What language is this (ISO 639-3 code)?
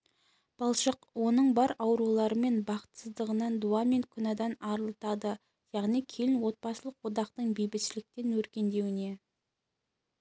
kaz